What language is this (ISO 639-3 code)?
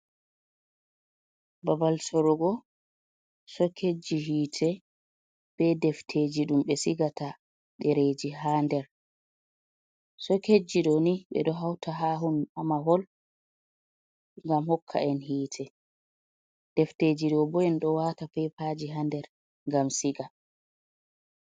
ful